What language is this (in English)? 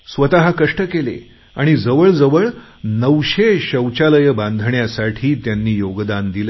Marathi